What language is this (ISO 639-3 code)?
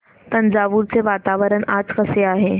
mar